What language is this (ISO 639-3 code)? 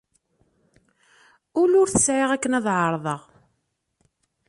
kab